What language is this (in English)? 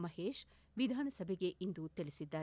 Kannada